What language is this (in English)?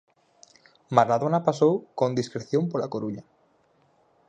Galician